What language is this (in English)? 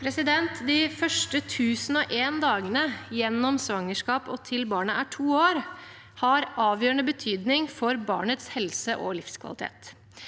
Norwegian